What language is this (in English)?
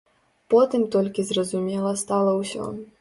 Belarusian